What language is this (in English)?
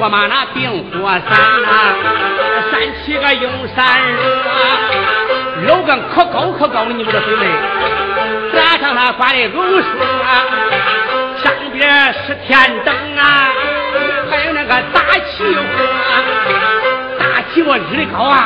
Chinese